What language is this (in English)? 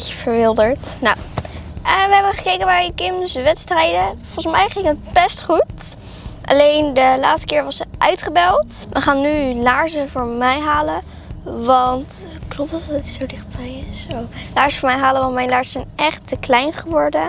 Dutch